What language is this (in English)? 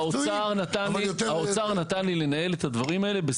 Hebrew